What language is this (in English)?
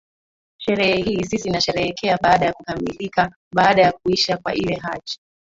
Swahili